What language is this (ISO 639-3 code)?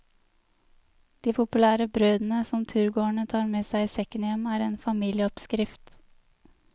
nor